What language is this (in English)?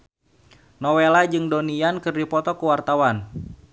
Sundanese